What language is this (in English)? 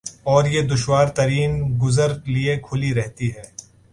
Urdu